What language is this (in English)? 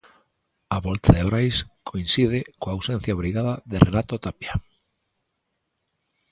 Galician